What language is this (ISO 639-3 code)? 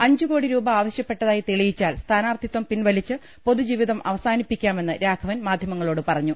mal